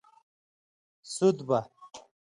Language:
Indus Kohistani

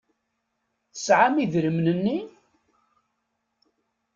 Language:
Kabyle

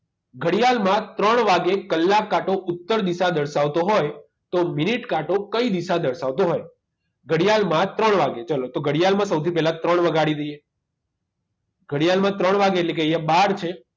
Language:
Gujarati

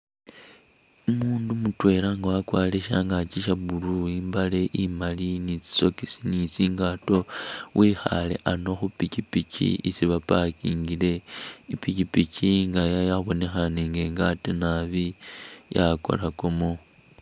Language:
Masaaba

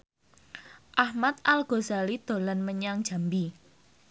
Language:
Javanese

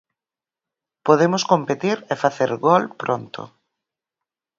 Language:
Galician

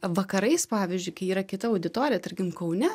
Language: Lithuanian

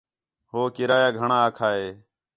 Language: Khetrani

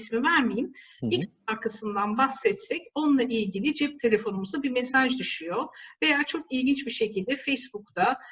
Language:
Turkish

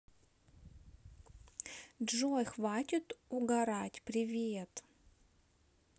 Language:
Russian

